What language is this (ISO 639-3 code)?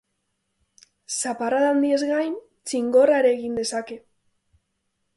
eus